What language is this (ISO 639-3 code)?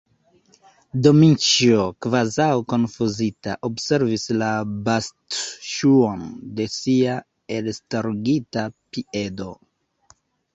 epo